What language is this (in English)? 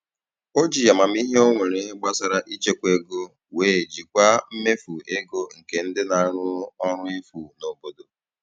Igbo